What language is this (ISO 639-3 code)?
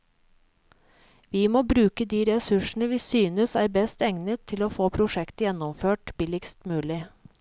nor